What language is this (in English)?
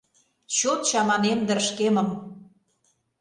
Mari